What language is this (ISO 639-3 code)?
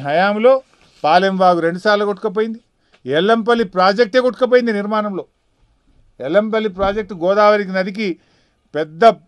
tel